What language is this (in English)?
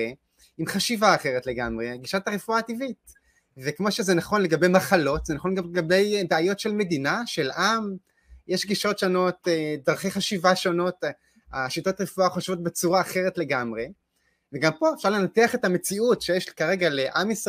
Hebrew